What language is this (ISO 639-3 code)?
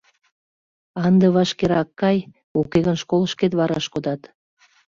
chm